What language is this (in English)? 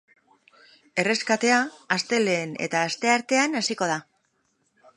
Basque